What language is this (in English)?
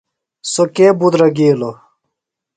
Phalura